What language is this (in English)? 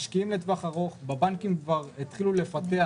Hebrew